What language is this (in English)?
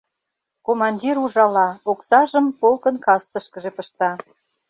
Mari